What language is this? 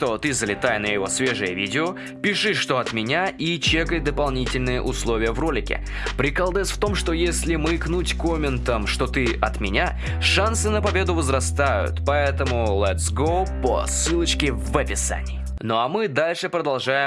Russian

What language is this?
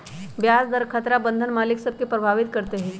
Magahi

